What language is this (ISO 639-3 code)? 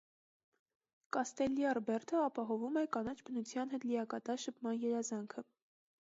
hye